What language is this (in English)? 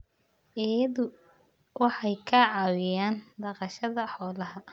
Somali